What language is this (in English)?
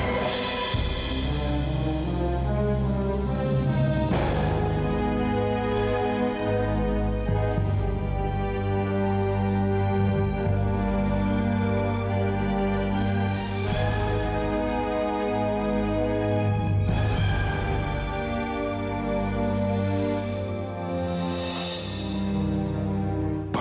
Indonesian